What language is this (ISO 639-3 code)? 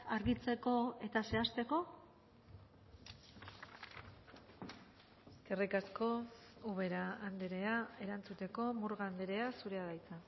eus